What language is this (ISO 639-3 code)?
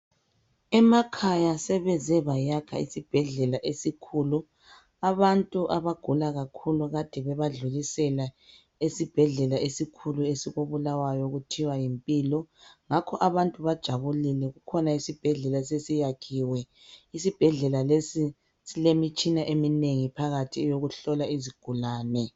nde